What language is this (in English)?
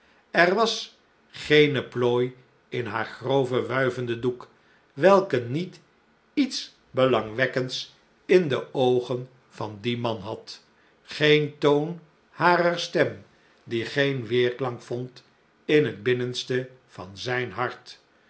Dutch